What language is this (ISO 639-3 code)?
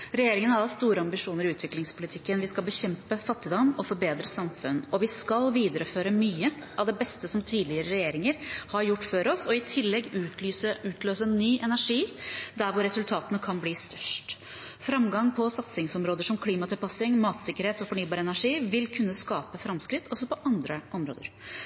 nob